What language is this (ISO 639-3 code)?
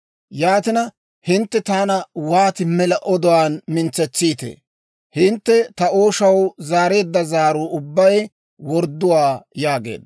dwr